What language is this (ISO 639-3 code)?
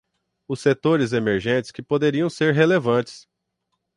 por